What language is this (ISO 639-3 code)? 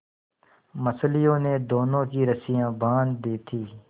hin